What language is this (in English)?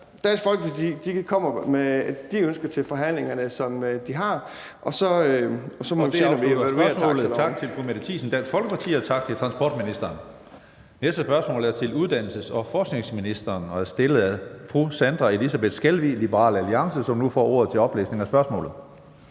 Danish